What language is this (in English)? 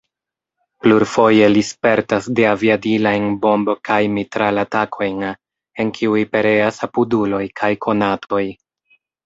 Esperanto